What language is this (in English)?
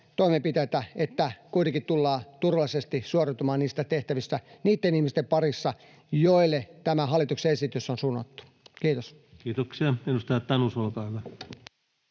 Finnish